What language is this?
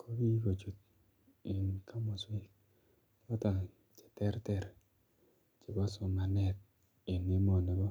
Kalenjin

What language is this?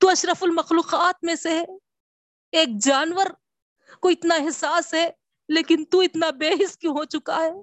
Urdu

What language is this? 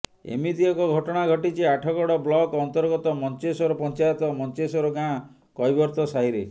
Odia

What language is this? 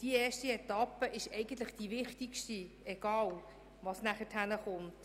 Swiss German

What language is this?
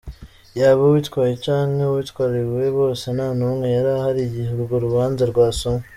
Kinyarwanda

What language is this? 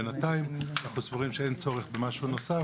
Hebrew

